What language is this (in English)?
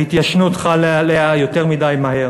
Hebrew